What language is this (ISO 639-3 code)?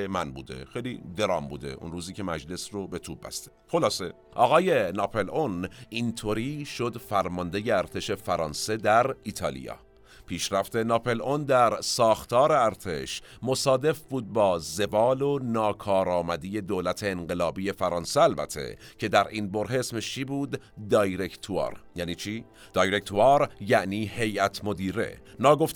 fas